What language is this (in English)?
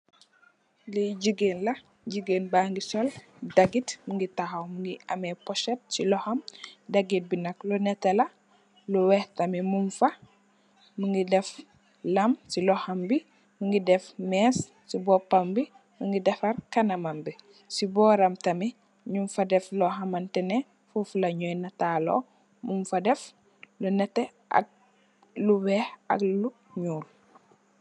Wolof